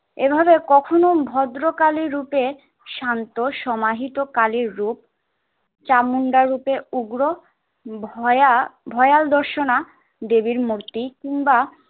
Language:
Bangla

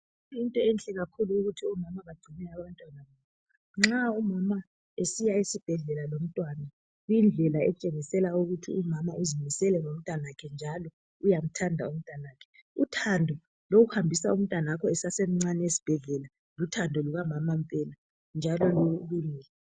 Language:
North Ndebele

